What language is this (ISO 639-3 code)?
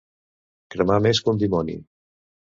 cat